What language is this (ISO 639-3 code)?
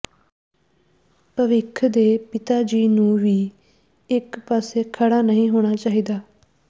pan